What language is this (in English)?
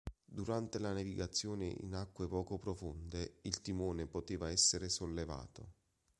Italian